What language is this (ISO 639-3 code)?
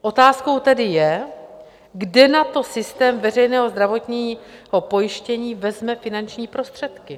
ces